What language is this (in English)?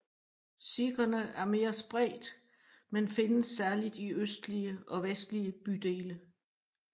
Danish